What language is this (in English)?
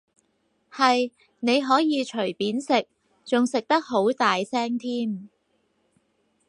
Cantonese